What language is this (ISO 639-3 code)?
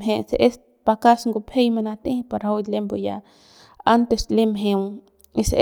pbs